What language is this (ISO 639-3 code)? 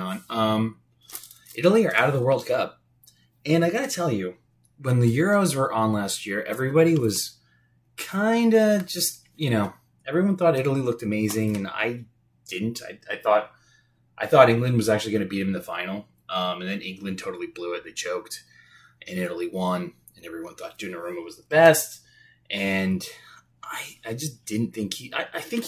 eng